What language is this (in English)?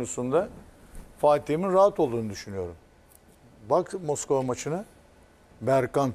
Turkish